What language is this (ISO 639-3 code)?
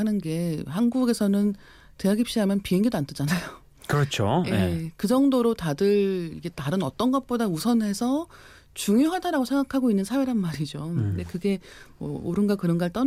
kor